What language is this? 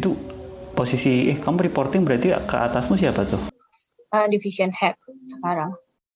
Indonesian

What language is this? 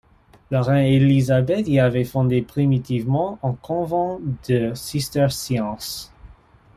French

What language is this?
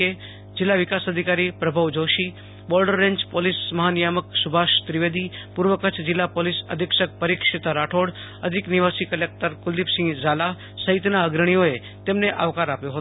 Gujarati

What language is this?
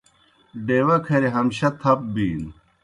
Kohistani Shina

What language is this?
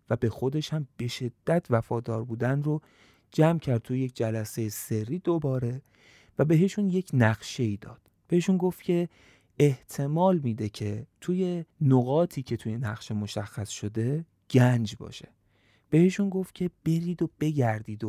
Persian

